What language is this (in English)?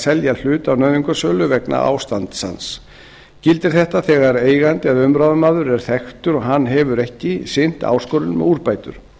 Icelandic